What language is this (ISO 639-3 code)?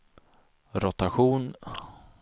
swe